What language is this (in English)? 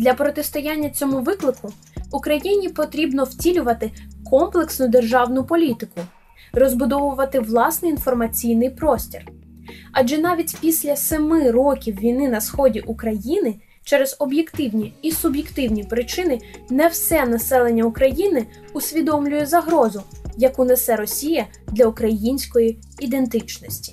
Ukrainian